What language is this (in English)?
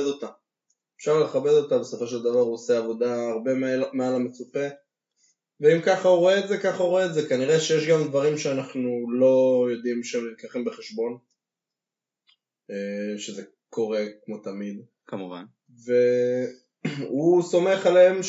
Hebrew